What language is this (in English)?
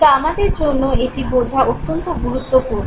Bangla